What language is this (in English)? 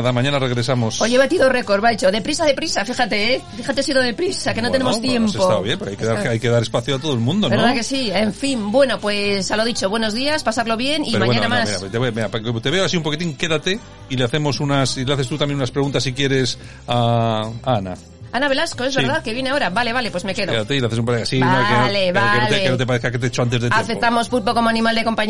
Spanish